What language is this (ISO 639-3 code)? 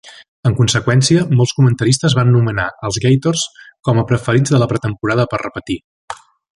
cat